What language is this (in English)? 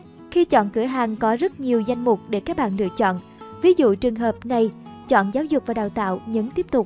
Vietnamese